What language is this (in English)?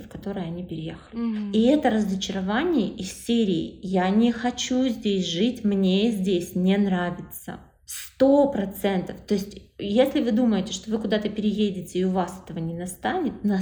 Russian